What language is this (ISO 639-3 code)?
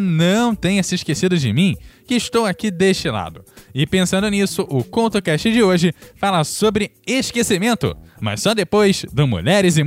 por